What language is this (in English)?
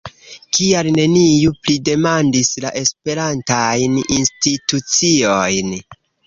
Esperanto